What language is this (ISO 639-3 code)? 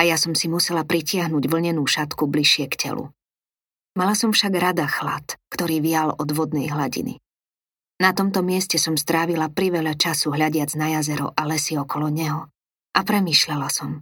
slk